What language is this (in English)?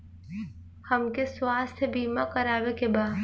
Bhojpuri